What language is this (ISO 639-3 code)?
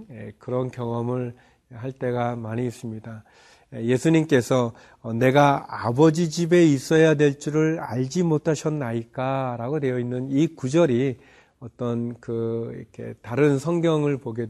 kor